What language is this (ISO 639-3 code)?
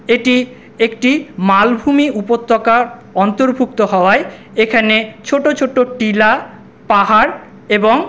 ben